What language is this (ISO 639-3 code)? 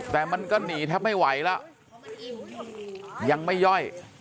tha